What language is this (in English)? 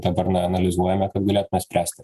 Lithuanian